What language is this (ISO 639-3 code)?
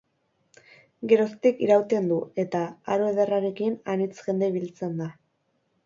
eus